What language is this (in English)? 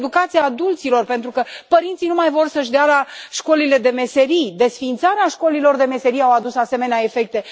Romanian